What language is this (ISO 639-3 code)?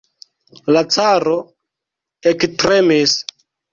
epo